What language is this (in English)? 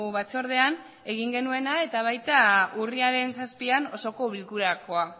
Basque